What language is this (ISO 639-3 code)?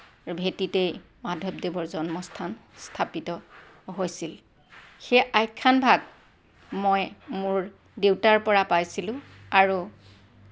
asm